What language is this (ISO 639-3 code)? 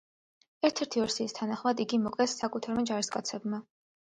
kat